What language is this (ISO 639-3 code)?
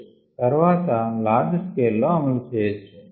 tel